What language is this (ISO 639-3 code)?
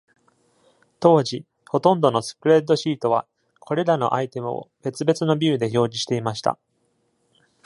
jpn